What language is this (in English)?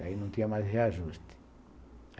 Portuguese